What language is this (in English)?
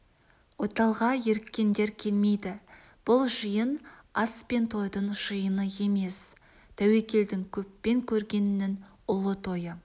Kazakh